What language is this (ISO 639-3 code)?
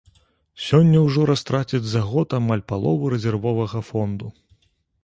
bel